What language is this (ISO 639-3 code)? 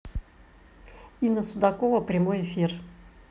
rus